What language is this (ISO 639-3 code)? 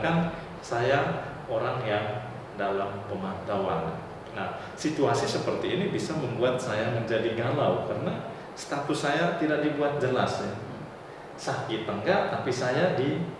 ind